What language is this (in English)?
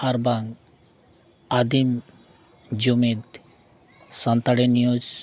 Santali